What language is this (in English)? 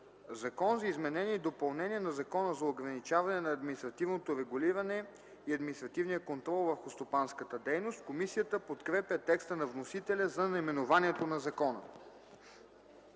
Bulgarian